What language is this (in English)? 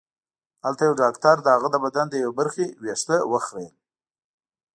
Pashto